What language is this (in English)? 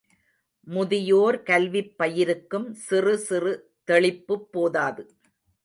Tamil